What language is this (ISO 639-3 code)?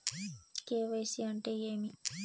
tel